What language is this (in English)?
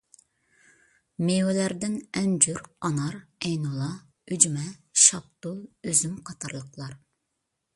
Uyghur